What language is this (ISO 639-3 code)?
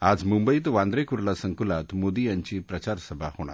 mar